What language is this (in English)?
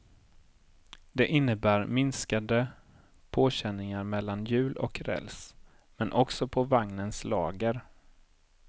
Swedish